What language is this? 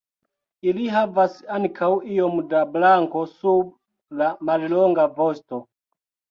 Esperanto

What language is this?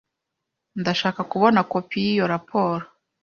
Kinyarwanda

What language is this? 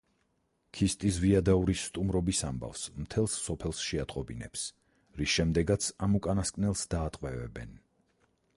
Georgian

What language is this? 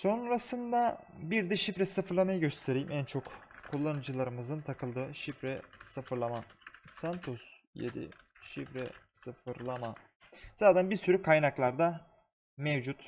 Turkish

